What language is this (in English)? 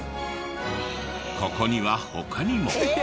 Japanese